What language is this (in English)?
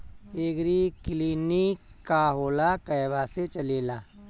Bhojpuri